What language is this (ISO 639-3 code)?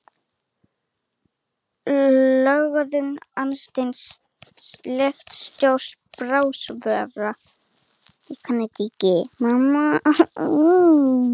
isl